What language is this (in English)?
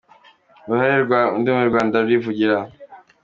Kinyarwanda